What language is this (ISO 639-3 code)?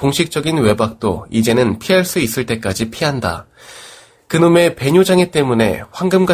kor